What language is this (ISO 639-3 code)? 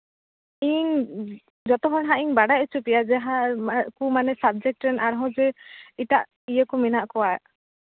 sat